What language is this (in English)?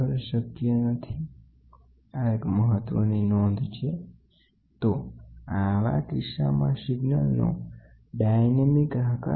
Gujarati